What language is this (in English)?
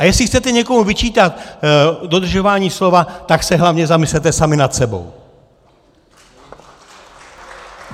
Czech